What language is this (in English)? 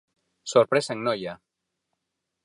Galician